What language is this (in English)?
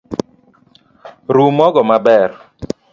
Luo (Kenya and Tanzania)